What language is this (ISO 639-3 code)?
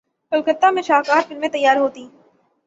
urd